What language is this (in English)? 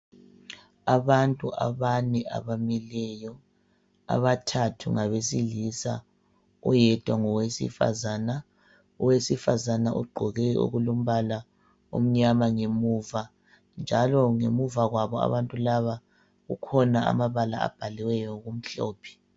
North Ndebele